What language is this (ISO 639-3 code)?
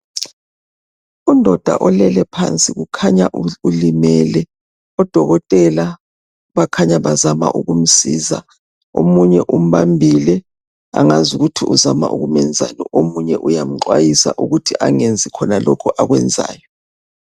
nde